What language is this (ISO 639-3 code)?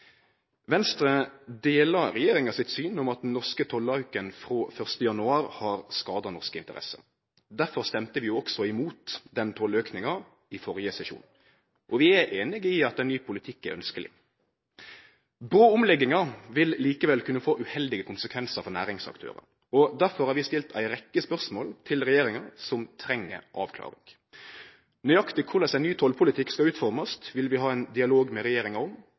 nno